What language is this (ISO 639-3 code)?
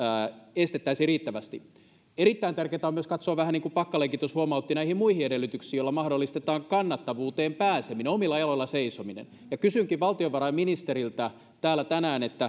fin